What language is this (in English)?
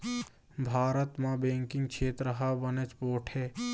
Chhattisgarhi